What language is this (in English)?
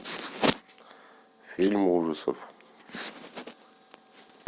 Russian